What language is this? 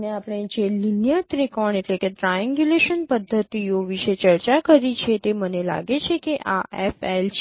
Gujarati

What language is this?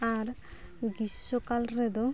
Santali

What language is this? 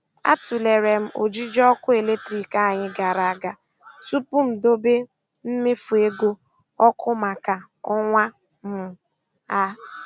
Igbo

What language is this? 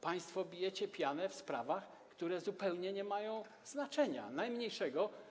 Polish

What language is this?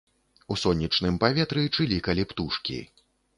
Belarusian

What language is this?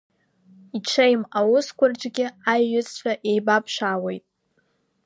Abkhazian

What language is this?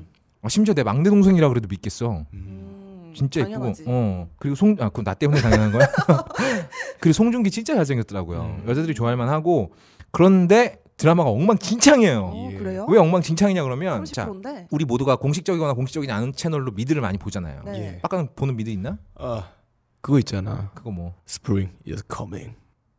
Korean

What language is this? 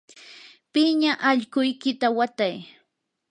Yanahuanca Pasco Quechua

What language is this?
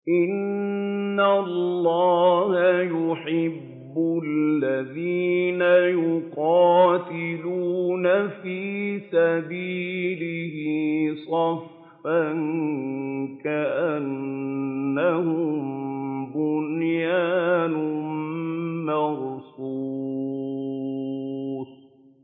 Arabic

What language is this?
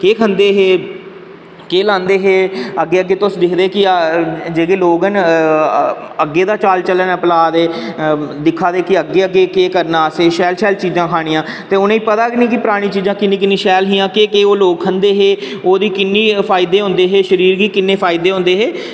Dogri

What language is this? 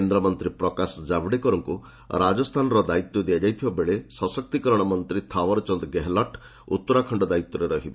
Odia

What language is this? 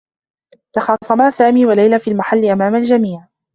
Arabic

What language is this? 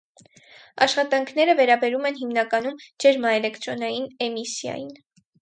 Armenian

